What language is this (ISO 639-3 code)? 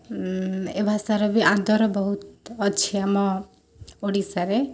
ori